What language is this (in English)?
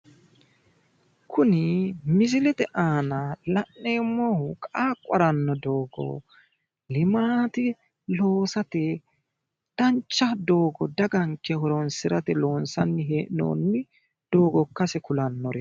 Sidamo